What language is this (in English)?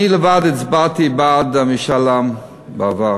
Hebrew